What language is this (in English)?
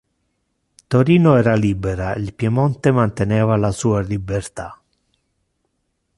Italian